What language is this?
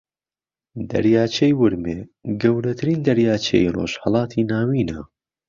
Central Kurdish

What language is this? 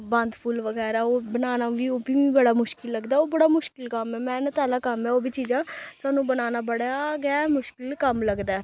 Dogri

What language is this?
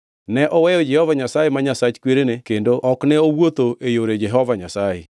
Luo (Kenya and Tanzania)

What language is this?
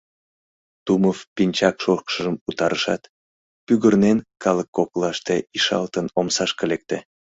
Mari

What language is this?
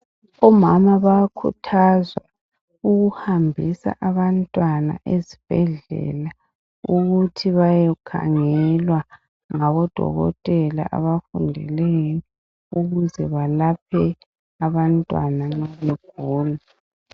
North Ndebele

